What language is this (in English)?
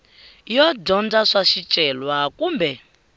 Tsonga